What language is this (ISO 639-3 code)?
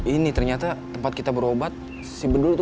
ind